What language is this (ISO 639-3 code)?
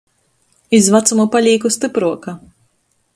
ltg